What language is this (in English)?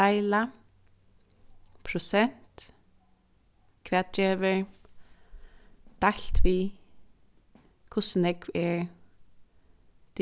Faroese